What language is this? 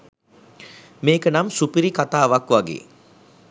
Sinhala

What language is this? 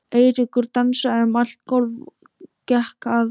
Icelandic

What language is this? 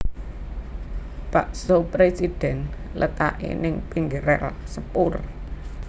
Javanese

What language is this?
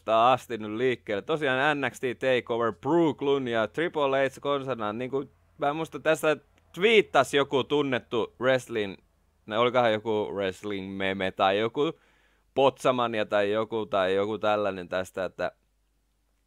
Finnish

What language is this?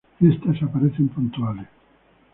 Spanish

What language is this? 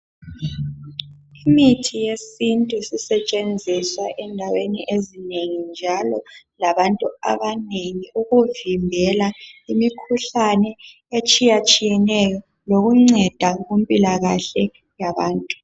North Ndebele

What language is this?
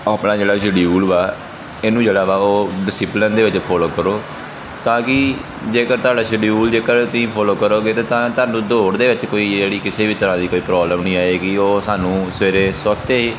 Punjabi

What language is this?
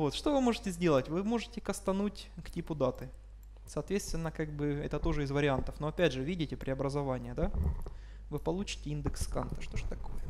Russian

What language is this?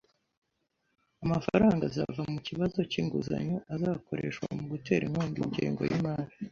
Kinyarwanda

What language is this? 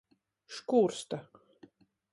Latgalian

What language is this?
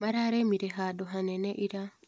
Kikuyu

